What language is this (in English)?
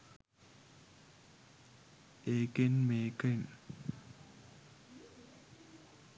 Sinhala